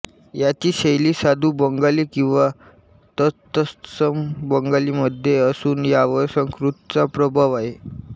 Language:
Marathi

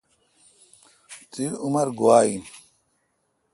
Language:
Kalkoti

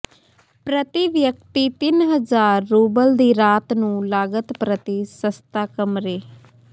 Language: Punjabi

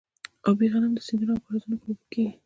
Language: Pashto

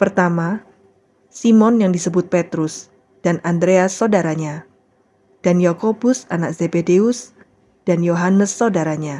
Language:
Indonesian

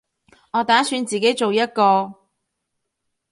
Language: Cantonese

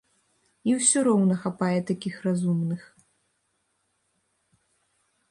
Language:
Belarusian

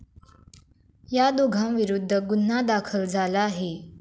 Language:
Marathi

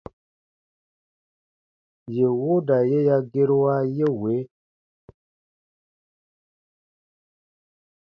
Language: Baatonum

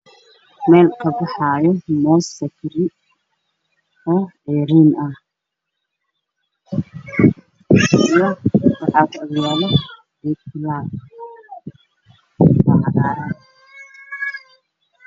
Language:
Somali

